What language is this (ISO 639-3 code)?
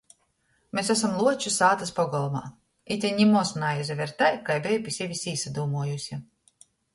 ltg